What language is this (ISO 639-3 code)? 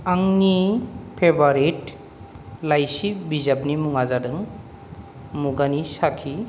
brx